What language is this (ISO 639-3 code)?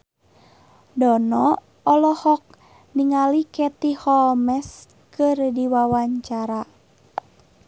sun